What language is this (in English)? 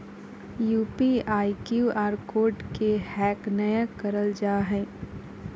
Magahi